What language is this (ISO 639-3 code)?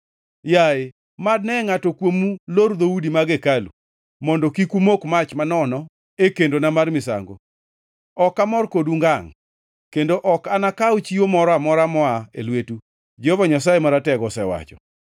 luo